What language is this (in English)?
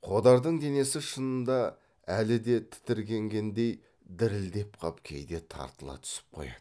Kazakh